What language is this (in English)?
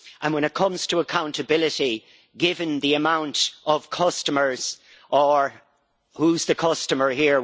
English